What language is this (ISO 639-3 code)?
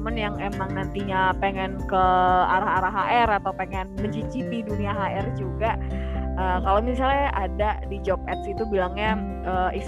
ind